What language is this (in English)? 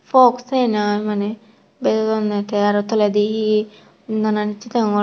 Chakma